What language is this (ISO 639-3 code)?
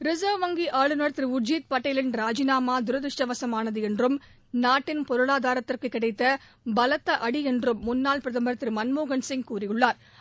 tam